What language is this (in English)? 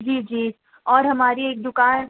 Urdu